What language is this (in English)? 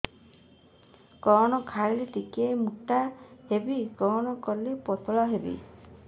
Odia